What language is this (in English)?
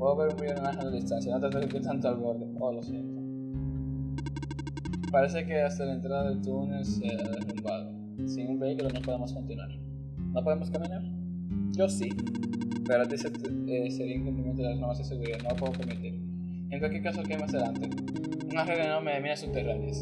Spanish